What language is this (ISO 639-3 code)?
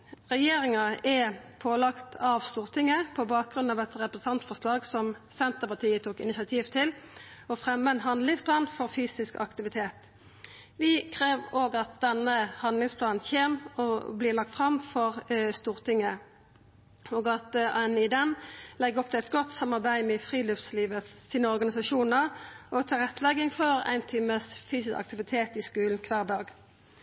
nno